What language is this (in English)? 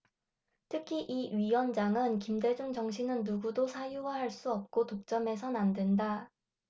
Korean